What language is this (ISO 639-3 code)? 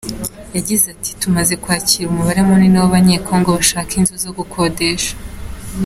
kin